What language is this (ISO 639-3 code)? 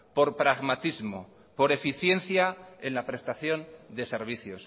spa